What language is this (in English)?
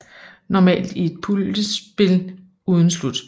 Danish